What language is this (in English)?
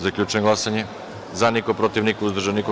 Serbian